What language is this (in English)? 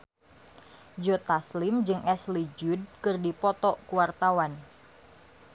Sundanese